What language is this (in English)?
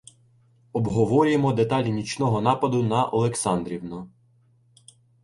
Ukrainian